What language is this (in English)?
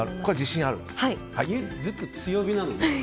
Japanese